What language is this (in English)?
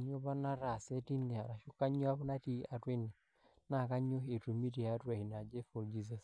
Masai